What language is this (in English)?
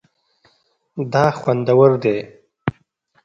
Pashto